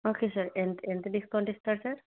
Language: Telugu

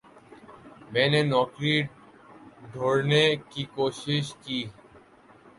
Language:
Urdu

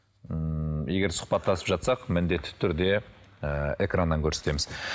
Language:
Kazakh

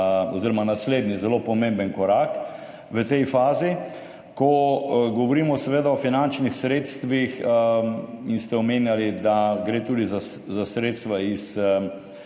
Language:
Slovenian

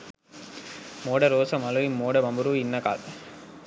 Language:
Sinhala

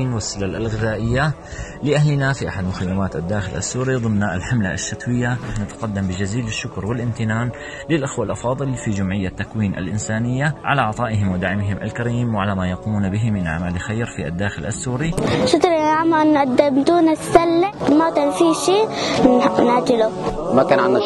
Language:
Arabic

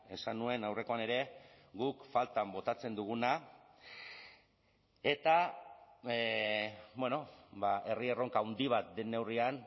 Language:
Basque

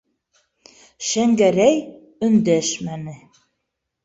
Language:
Bashkir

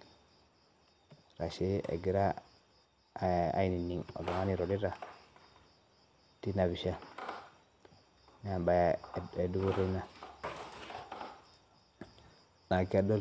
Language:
Masai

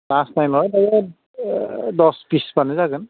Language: Bodo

